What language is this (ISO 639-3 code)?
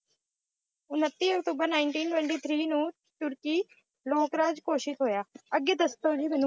pan